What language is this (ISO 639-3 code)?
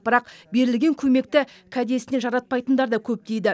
kaz